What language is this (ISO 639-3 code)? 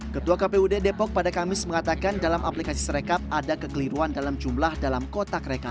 ind